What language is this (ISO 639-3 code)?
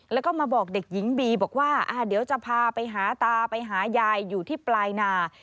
tha